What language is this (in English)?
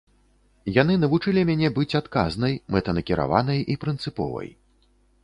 Belarusian